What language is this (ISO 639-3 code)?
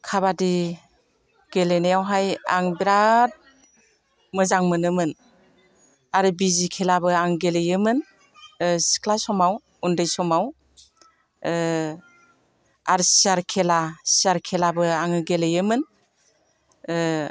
brx